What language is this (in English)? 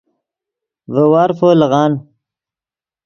Yidgha